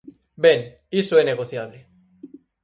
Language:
Galician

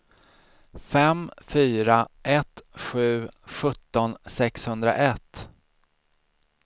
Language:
Swedish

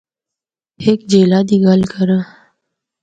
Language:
Northern Hindko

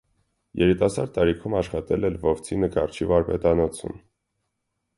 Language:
Armenian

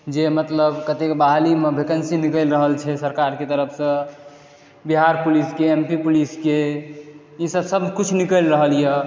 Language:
Maithili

